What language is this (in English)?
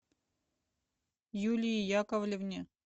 Russian